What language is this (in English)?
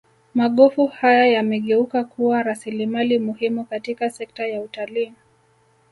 Swahili